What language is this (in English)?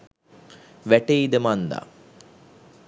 Sinhala